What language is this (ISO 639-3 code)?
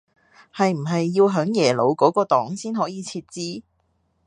yue